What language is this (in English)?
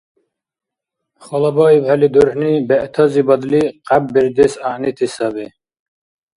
Dargwa